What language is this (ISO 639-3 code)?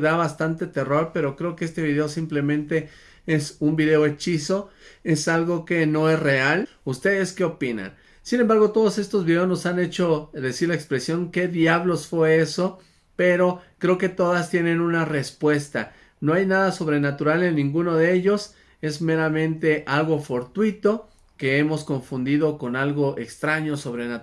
spa